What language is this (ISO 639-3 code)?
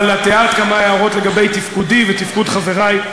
heb